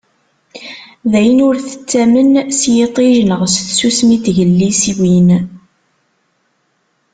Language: Kabyle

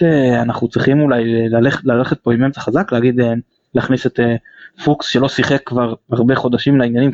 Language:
Hebrew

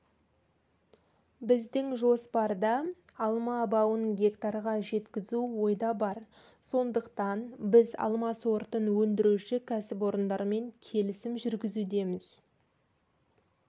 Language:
Kazakh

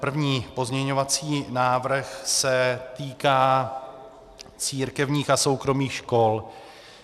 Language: Czech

